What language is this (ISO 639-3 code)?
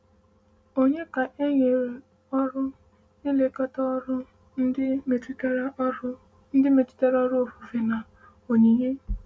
ibo